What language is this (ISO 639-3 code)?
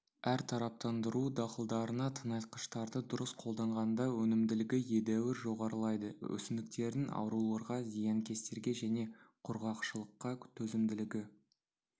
kaz